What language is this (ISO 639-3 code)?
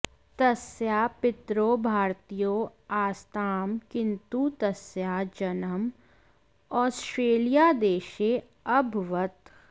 san